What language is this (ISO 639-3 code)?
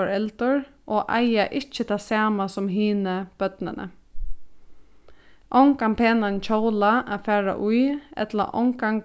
fao